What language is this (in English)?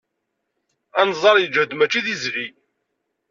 Kabyle